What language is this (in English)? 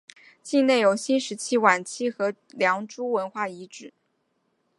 Chinese